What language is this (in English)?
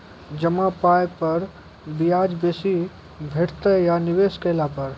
Maithili